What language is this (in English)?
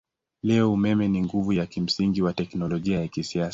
Swahili